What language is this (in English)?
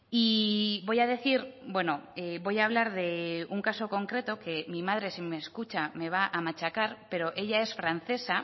Spanish